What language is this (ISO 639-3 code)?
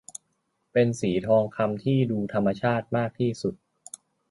tha